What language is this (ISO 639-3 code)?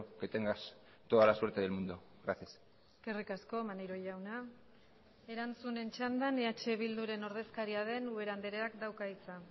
eus